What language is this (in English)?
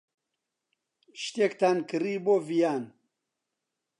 Central Kurdish